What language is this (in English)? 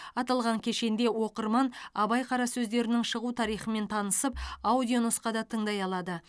Kazakh